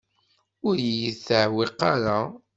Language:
Kabyle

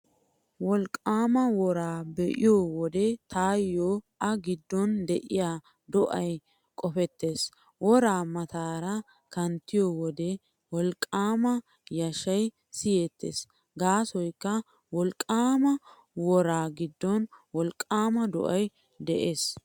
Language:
Wolaytta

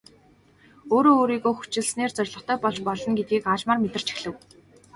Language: Mongolian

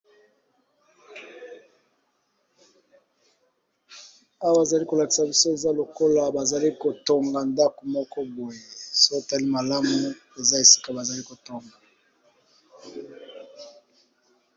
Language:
Lingala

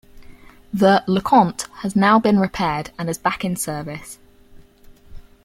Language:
English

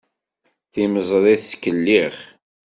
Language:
Kabyle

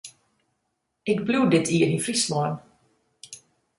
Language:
Western Frisian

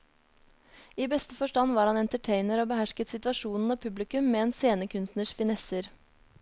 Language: Norwegian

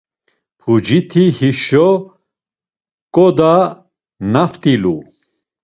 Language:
Laz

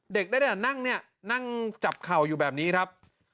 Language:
Thai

